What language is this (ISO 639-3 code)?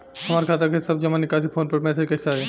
bho